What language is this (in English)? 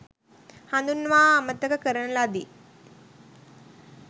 Sinhala